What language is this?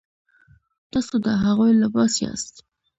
Pashto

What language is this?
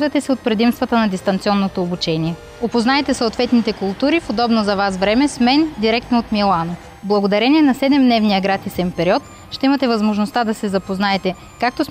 Bulgarian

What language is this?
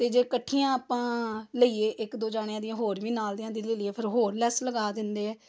Punjabi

